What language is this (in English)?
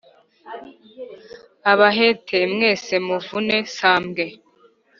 Kinyarwanda